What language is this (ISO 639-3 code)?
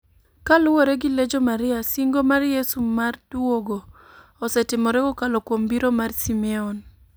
luo